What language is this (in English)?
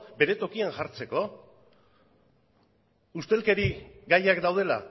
Basque